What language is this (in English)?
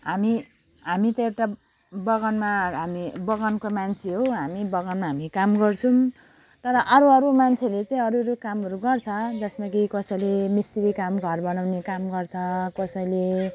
Nepali